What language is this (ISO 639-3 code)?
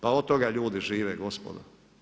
hrv